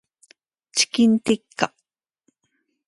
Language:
Japanese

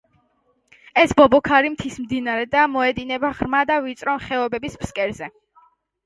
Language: Georgian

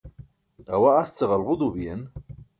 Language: Burushaski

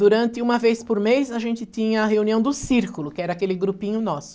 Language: Portuguese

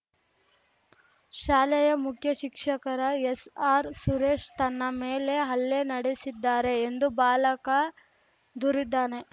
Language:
Kannada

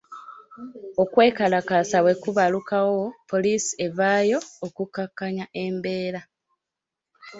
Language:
Ganda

